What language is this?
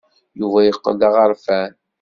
Kabyle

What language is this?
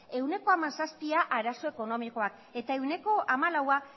Basque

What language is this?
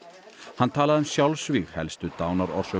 Icelandic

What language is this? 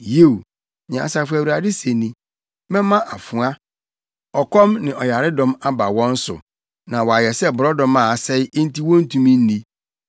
Akan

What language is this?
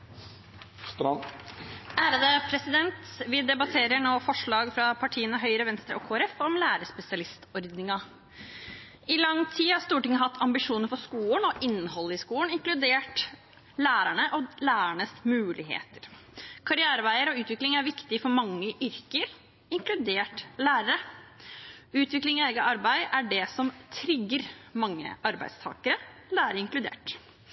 Norwegian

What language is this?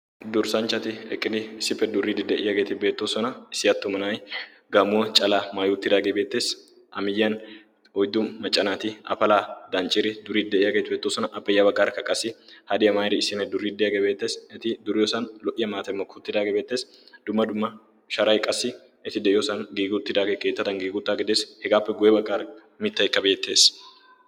Wolaytta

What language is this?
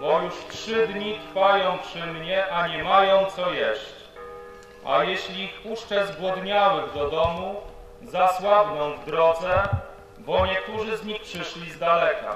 Polish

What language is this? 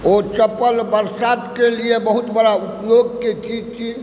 Maithili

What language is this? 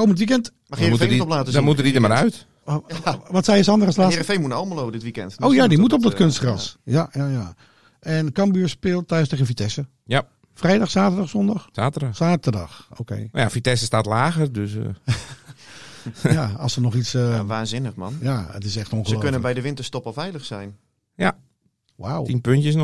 Dutch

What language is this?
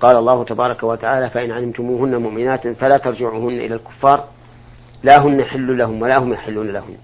Arabic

